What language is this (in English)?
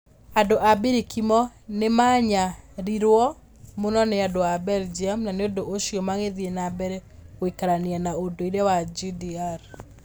Kikuyu